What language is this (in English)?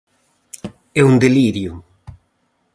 Galician